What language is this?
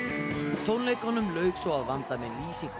Icelandic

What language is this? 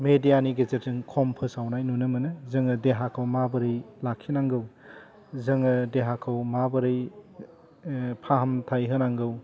Bodo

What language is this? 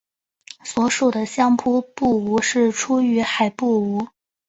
Chinese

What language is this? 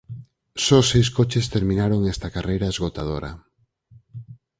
Galician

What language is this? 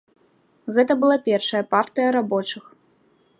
Belarusian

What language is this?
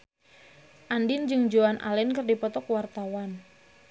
Sundanese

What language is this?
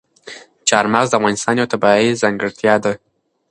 Pashto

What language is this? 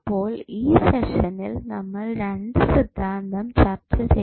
Malayalam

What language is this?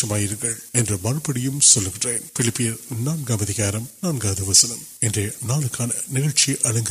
Urdu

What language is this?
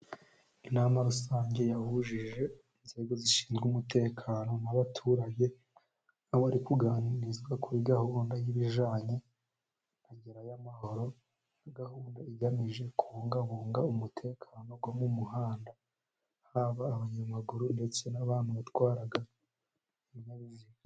Kinyarwanda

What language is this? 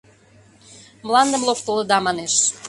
Mari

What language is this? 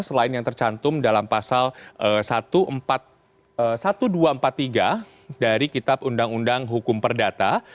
Indonesian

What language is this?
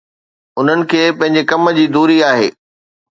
Sindhi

